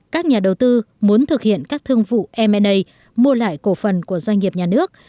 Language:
Vietnamese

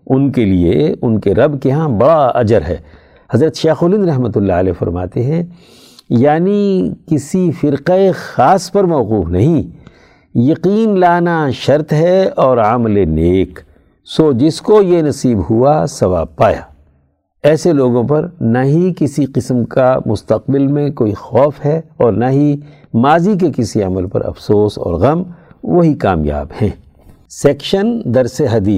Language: Urdu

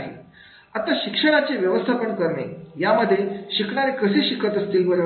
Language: Marathi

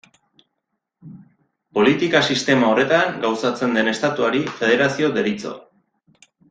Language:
Basque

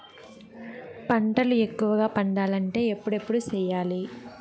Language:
Telugu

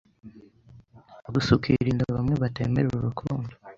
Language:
Kinyarwanda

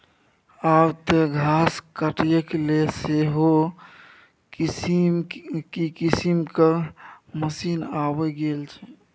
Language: Maithili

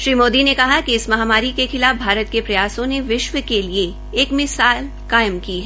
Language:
Hindi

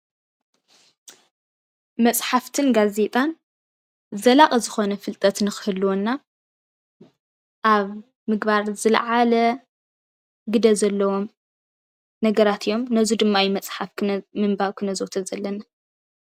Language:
Tigrinya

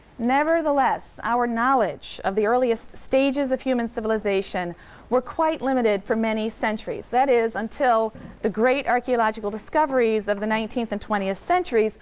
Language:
English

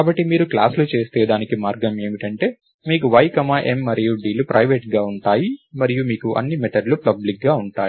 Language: Telugu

